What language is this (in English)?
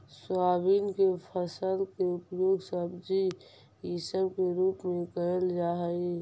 Magahi